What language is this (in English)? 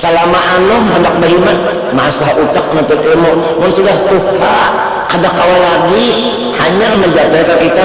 Indonesian